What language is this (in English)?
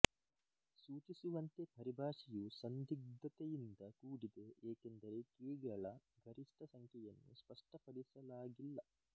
Kannada